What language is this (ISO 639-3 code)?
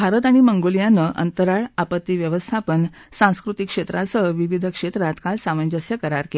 mar